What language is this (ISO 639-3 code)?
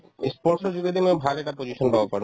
asm